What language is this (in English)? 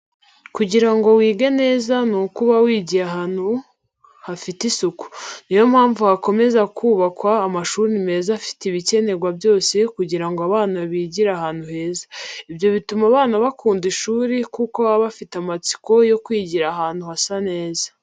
Kinyarwanda